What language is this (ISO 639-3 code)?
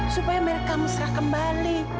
ind